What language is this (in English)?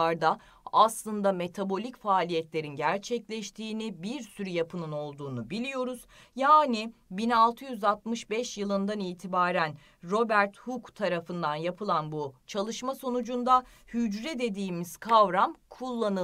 Turkish